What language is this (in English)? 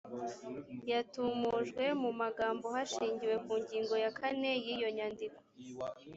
Kinyarwanda